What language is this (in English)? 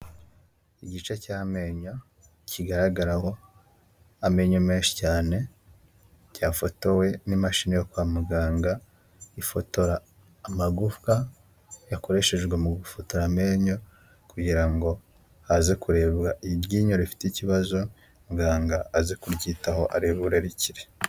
Kinyarwanda